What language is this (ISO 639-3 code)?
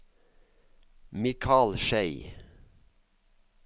nor